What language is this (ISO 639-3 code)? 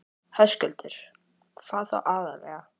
isl